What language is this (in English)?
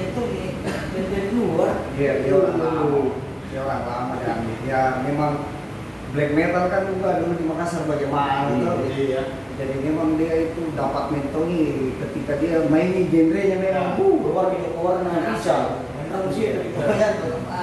Indonesian